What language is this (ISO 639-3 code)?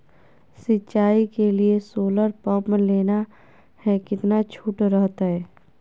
mag